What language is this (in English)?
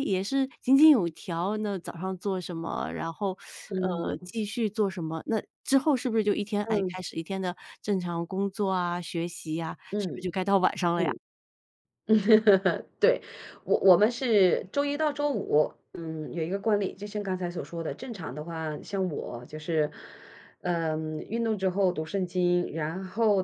Chinese